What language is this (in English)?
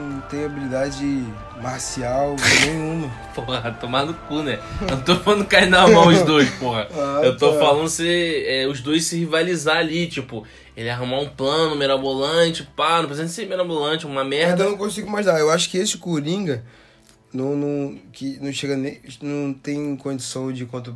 Portuguese